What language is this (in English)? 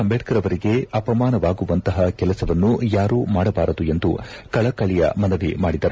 Kannada